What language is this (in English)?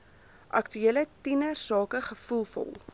Afrikaans